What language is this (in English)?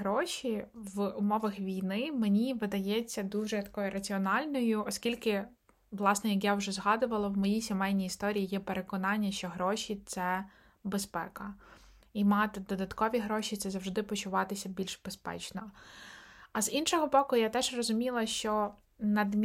Ukrainian